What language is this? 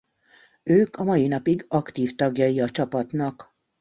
Hungarian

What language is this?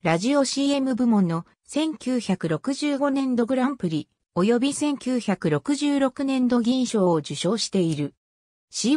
Japanese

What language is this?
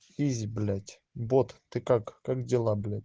Russian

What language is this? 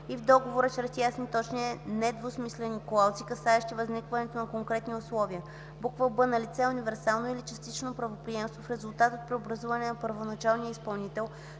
Bulgarian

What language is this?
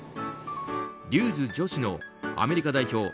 Japanese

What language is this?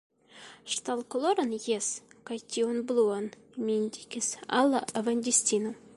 Esperanto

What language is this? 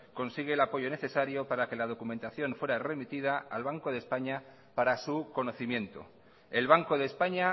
Spanish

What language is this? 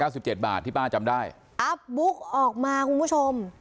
Thai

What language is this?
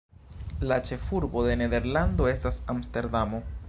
Esperanto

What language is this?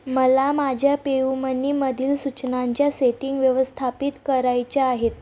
Marathi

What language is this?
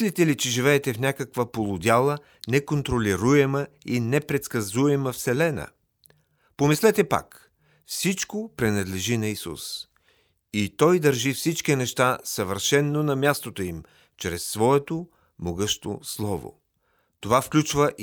Bulgarian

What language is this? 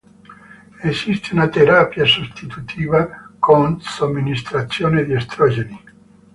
Italian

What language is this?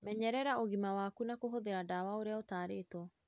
Kikuyu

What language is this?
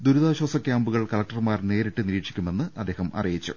Malayalam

